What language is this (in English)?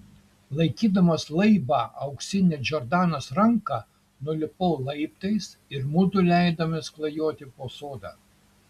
Lithuanian